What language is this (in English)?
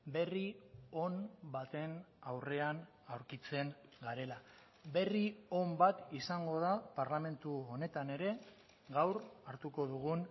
Basque